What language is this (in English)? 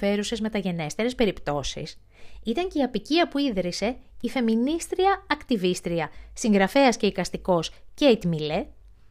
Greek